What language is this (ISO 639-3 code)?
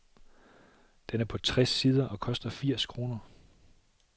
dan